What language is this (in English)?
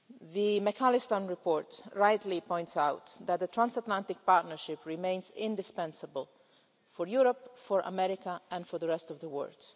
English